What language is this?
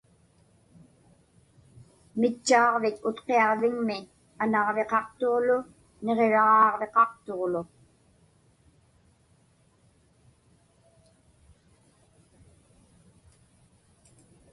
Inupiaq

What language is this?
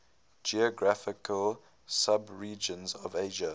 English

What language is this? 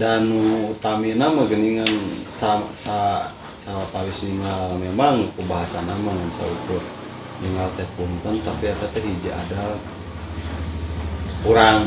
Indonesian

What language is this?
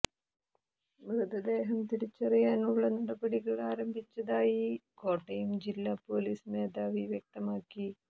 Malayalam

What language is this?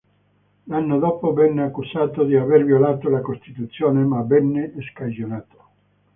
Italian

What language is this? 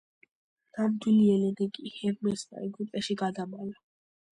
Georgian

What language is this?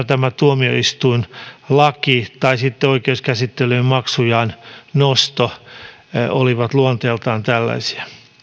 Finnish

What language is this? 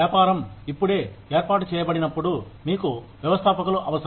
Telugu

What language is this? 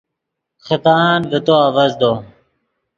Yidgha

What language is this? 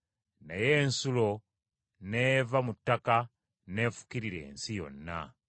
Ganda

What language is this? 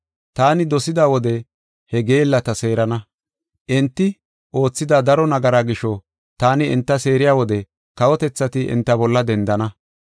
Gofa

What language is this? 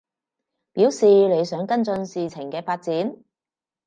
Cantonese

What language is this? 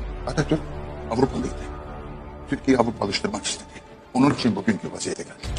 Turkish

